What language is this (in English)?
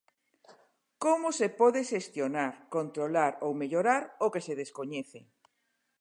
Galician